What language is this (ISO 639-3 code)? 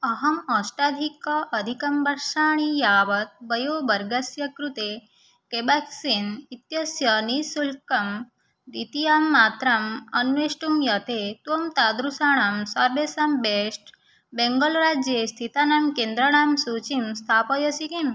san